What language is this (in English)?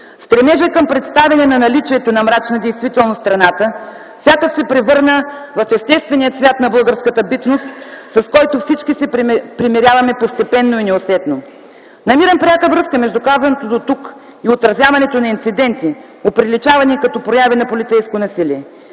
Bulgarian